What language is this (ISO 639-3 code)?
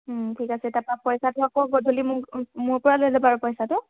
asm